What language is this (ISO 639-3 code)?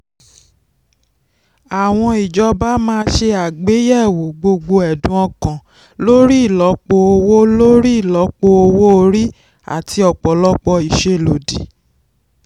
yor